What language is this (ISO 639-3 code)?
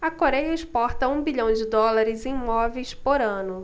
por